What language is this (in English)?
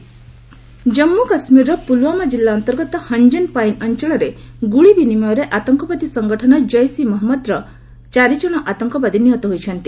Odia